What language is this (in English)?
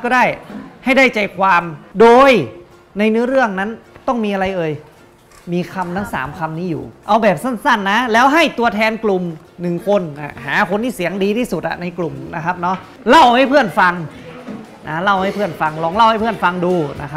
Thai